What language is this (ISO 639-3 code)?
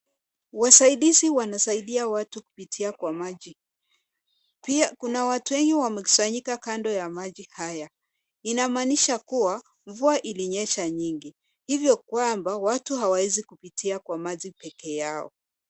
swa